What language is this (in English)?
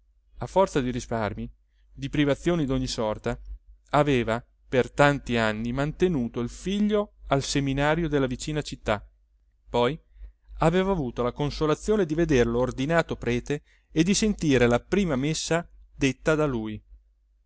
Italian